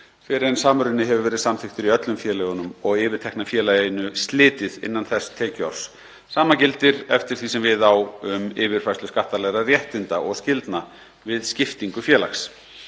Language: Icelandic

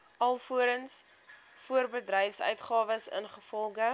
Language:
Afrikaans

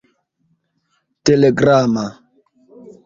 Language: Esperanto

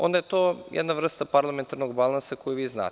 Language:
Serbian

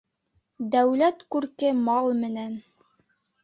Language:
Bashkir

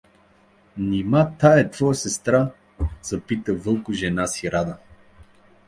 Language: Bulgarian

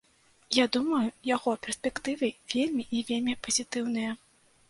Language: Belarusian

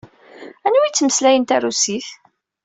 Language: Kabyle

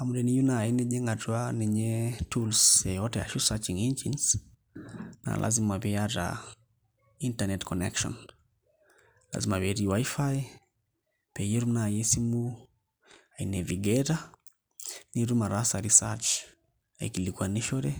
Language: Masai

